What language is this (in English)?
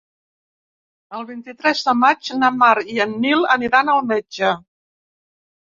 Catalan